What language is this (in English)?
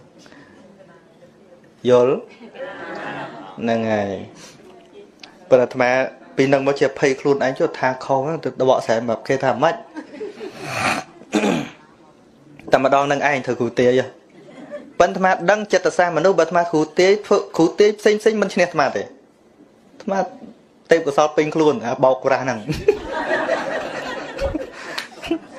Vietnamese